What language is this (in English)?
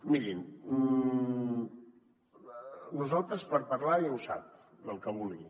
Catalan